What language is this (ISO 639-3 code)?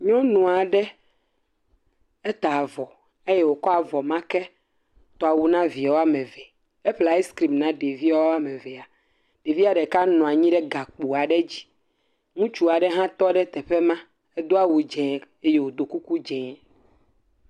ewe